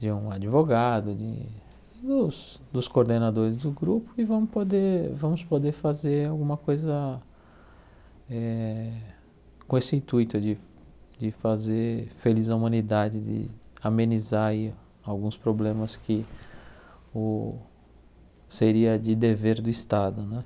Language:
Portuguese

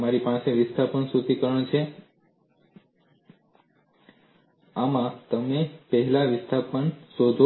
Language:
Gujarati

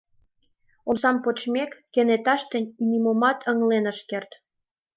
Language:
Mari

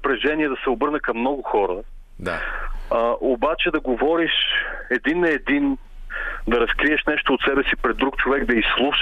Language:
Bulgarian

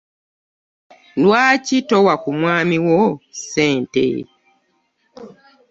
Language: Ganda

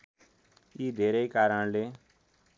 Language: Nepali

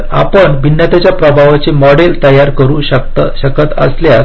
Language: Marathi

